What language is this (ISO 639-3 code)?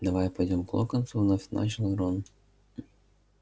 rus